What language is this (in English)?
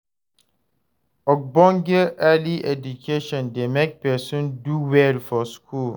Nigerian Pidgin